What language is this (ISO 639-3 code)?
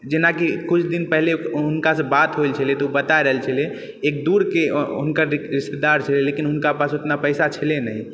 mai